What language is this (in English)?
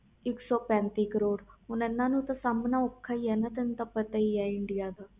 Punjabi